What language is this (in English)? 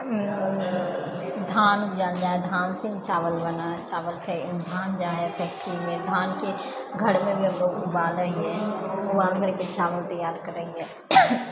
Maithili